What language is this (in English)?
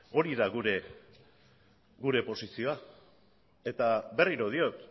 Basque